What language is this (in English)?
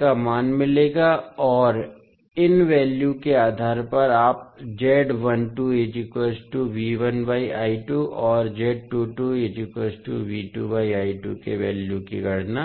Hindi